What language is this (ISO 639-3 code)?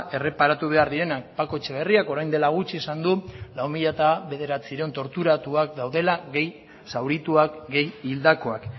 eus